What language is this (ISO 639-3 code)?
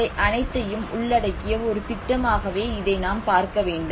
tam